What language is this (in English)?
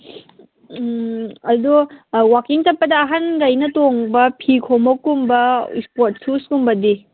Manipuri